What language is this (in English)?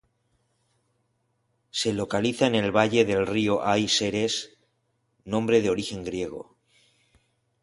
Spanish